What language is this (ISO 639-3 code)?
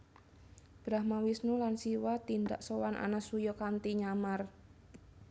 jav